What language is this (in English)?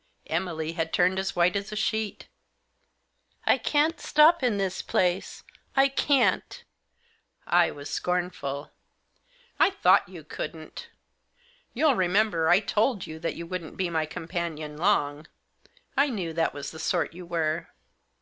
English